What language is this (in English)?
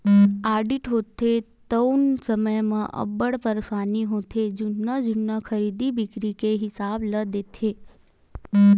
Chhattisgarhi